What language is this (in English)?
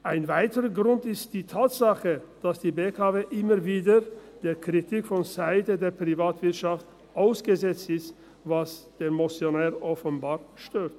Swiss German